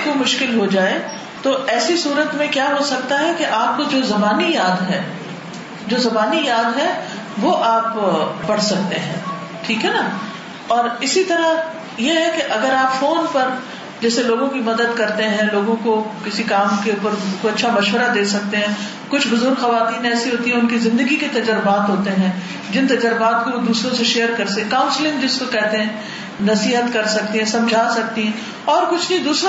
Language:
Urdu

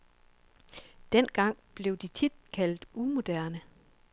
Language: Danish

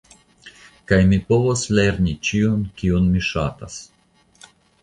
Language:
Esperanto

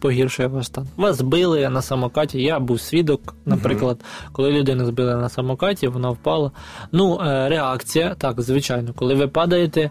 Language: Ukrainian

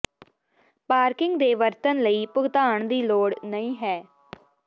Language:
Punjabi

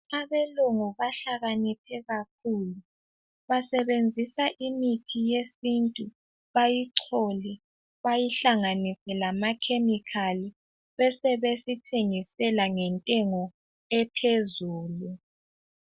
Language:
North Ndebele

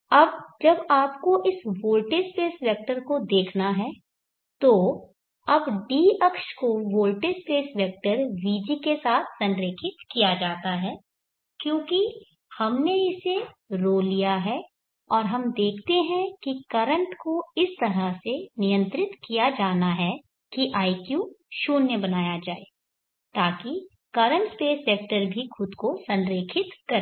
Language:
Hindi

